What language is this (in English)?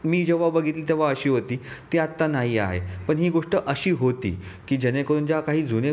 Marathi